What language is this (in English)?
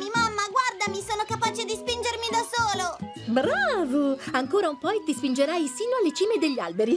Italian